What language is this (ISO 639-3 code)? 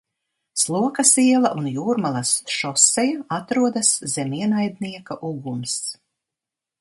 lav